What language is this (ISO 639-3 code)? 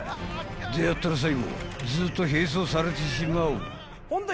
jpn